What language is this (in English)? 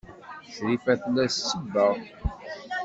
Kabyle